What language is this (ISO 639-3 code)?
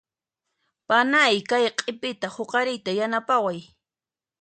qxp